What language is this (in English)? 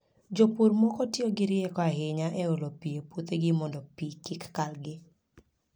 Luo (Kenya and Tanzania)